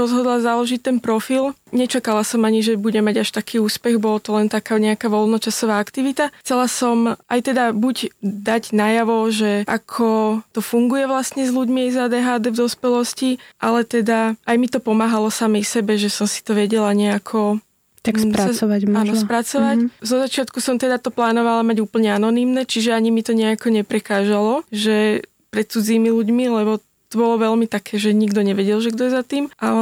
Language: Slovak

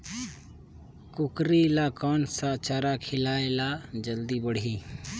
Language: Chhattisgarhi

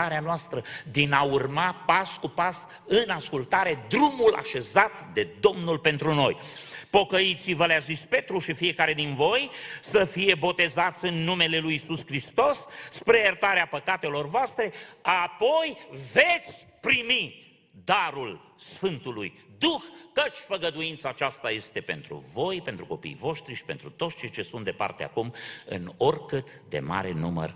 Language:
Romanian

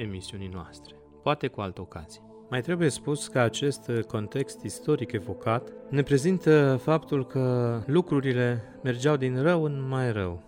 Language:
Romanian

